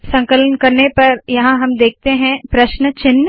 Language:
Hindi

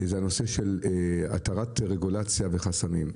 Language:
Hebrew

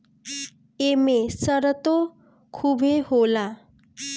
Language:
Bhojpuri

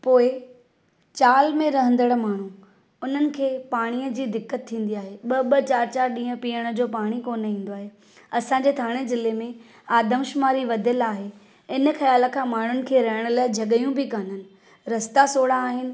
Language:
Sindhi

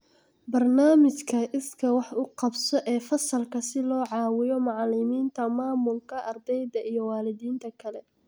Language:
Somali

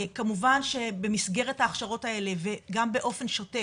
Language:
Hebrew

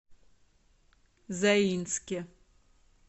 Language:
Russian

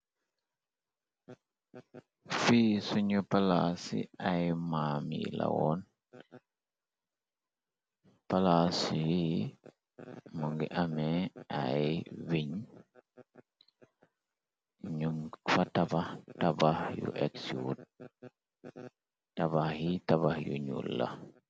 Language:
Wolof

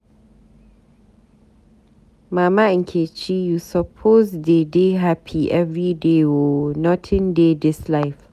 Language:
Nigerian Pidgin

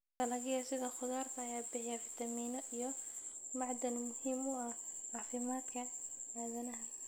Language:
Somali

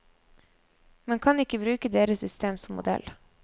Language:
Norwegian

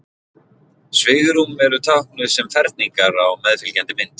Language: Icelandic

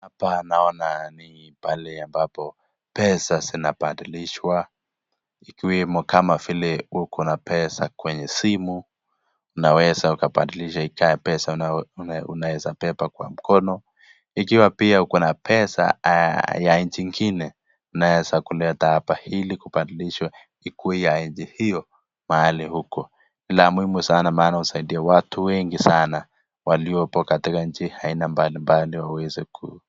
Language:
Swahili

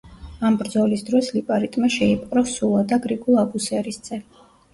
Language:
Georgian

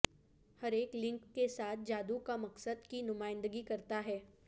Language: Urdu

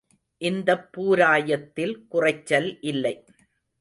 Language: Tamil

